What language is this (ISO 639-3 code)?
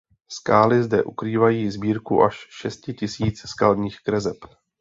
ces